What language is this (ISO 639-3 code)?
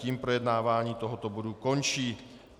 ces